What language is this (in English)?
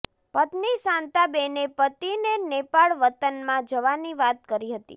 Gujarati